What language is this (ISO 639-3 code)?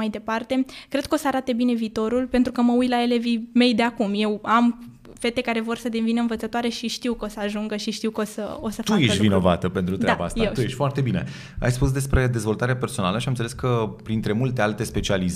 ron